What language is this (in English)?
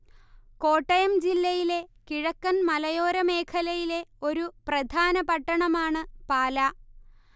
Malayalam